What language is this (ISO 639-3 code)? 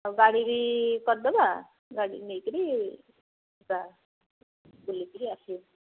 ori